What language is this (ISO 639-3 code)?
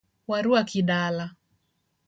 luo